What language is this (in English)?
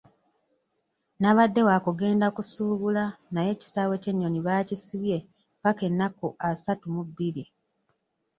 Ganda